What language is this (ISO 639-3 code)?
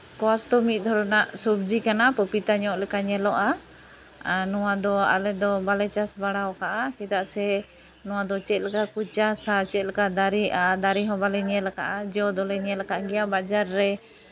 sat